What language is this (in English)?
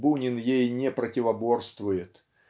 Russian